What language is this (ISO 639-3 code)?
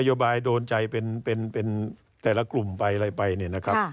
tha